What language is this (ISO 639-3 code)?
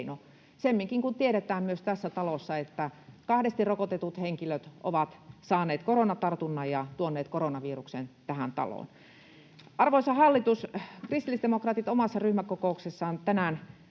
fin